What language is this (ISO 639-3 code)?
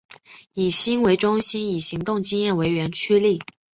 zho